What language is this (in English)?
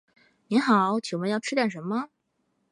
Chinese